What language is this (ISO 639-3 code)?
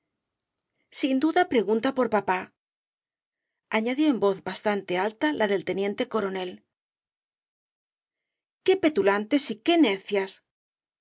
spa